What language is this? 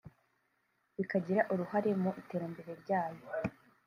Kinyarwanda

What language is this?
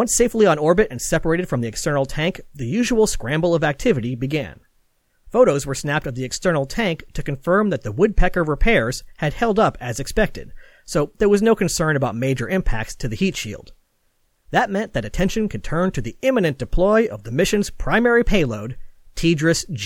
English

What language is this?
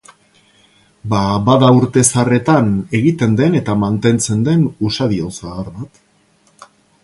Basque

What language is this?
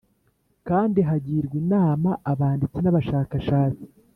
Kinyarwanda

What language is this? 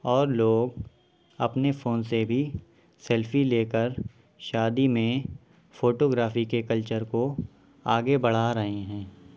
Urdu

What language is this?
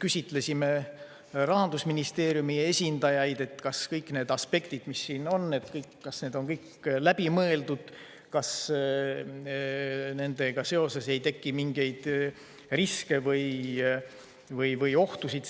Estonian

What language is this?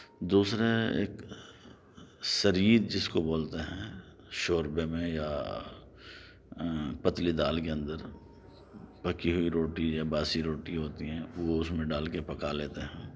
Urdu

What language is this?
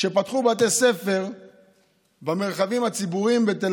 Hebrew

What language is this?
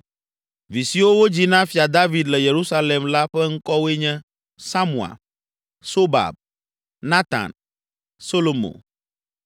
Ewe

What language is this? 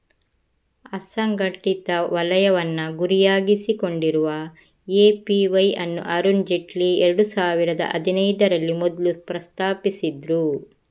Kannada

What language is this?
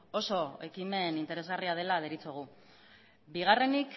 Basque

